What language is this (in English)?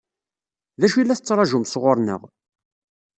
Kabyle